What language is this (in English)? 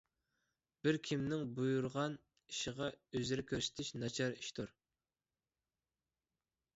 Uyghur